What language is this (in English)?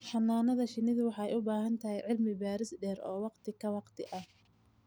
Somali